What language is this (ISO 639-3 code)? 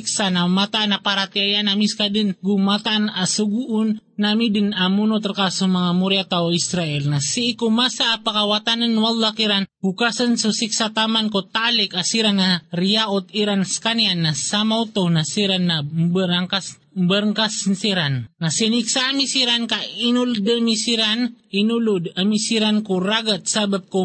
fil